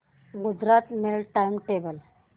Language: Marathi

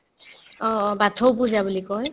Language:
Assamese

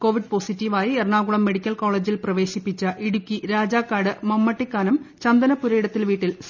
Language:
Malayalam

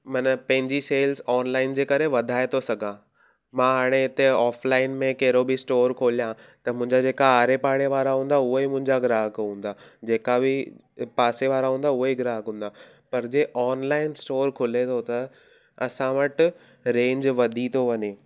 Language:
Sindhi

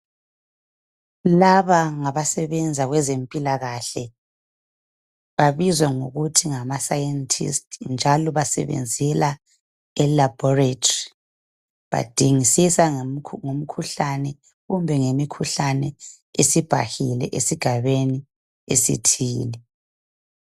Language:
North Ndebele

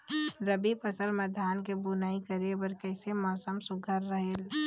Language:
Chhattisgarhi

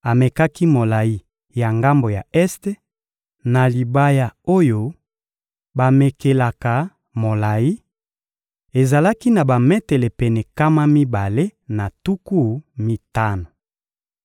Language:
Lingala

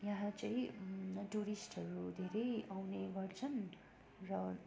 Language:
Nepali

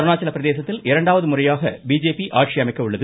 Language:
Tamil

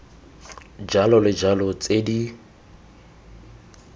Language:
Tswana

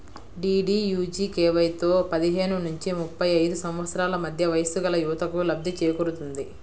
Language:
Telugu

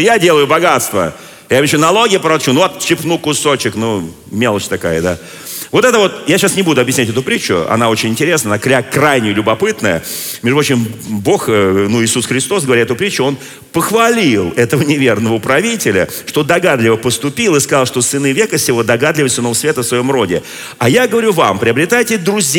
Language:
Russian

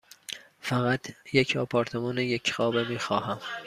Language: Persian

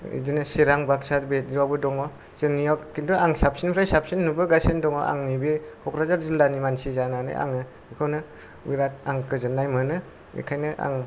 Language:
Bodo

